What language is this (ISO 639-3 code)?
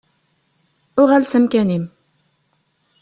kab